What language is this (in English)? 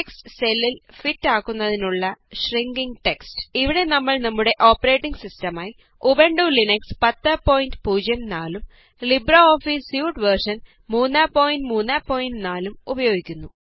Malayalam